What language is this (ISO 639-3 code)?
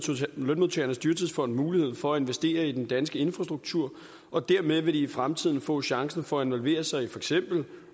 dan